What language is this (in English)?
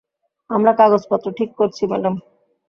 Bangla